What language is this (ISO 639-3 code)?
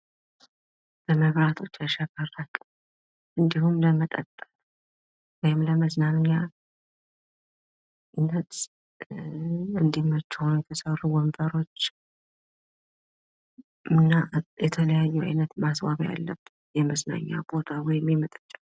amh